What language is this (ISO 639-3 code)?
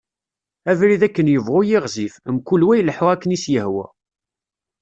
kab